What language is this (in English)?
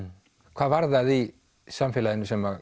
Icelandic